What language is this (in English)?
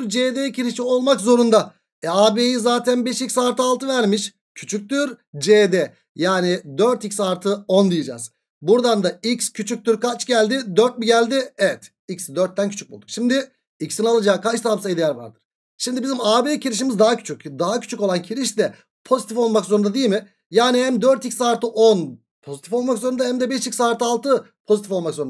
Turkish